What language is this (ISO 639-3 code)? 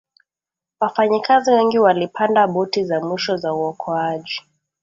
swa